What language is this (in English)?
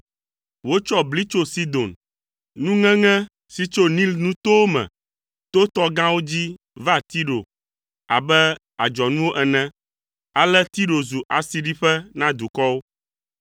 Ewe